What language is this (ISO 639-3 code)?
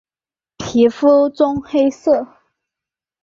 zho